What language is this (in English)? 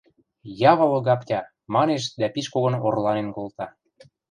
Western Mari